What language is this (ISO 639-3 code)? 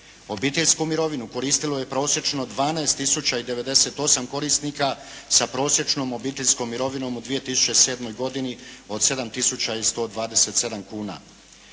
hrv